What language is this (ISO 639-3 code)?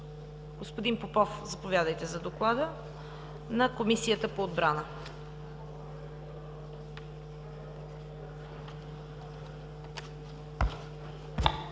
bul